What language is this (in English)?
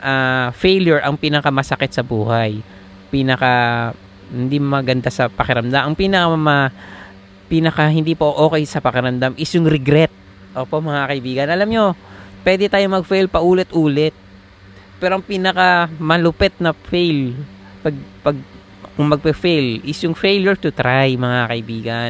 Filipino